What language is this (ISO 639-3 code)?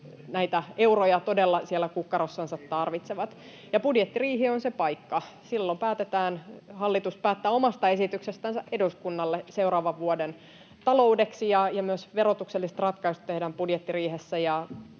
fin